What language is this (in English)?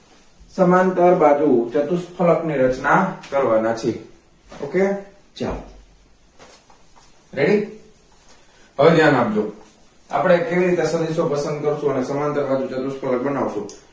Gujarati